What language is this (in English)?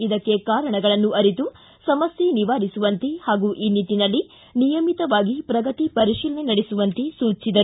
Kannada